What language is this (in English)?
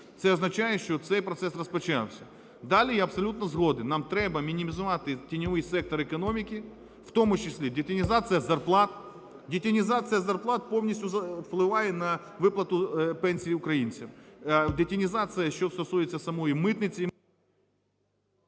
Ukrainian